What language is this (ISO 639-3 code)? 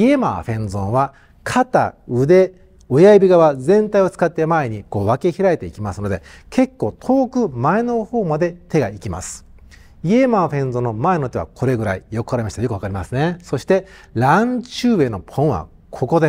jpn